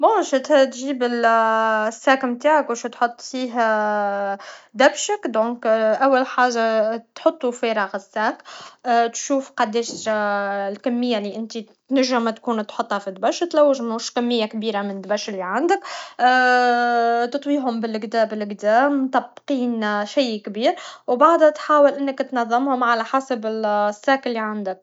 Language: Tunisian Arabic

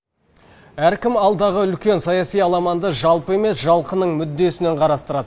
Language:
Kazakh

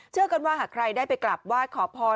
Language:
Thai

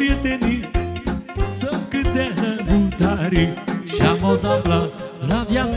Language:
Romanian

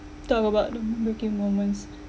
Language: English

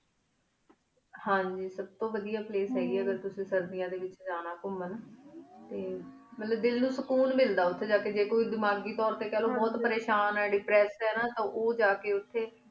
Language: Punjabi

